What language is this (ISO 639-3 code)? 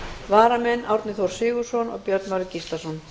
isl